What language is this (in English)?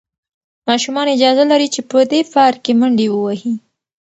Pashto